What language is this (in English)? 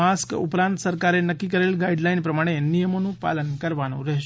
Gujarati